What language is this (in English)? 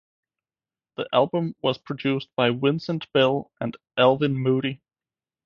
English